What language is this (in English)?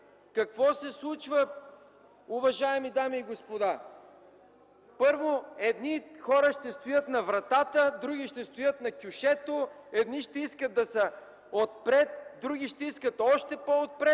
Bulgarian